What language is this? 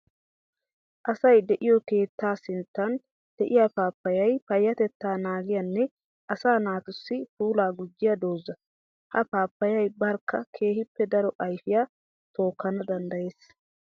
Wolaytta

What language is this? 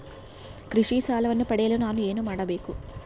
Kannada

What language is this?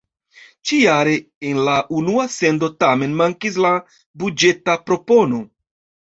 Esperanto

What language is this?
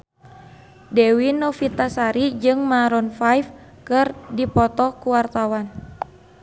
Sundanese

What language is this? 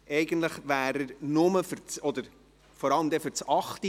Swiss German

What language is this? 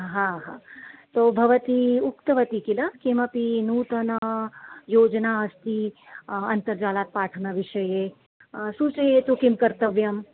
Sanskrit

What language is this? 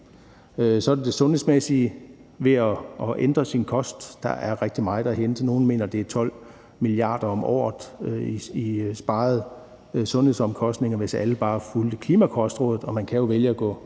Danish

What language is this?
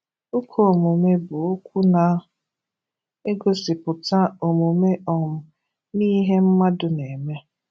Igbo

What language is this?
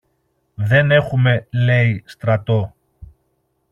Greek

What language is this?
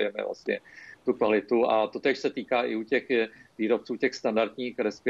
Czech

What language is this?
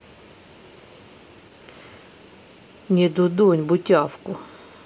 Russian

